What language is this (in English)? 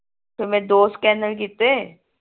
Punjabi